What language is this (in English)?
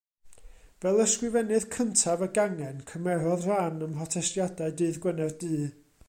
Welsh